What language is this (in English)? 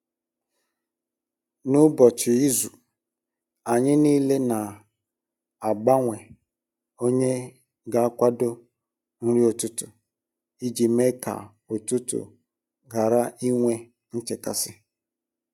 Igbo